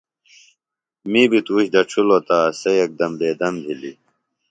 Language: Phalura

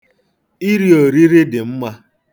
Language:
Igbo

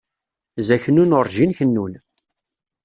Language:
Kabyle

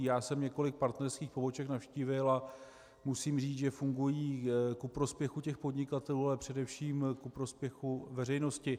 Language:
Czech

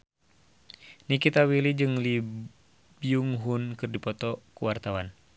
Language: Sundanese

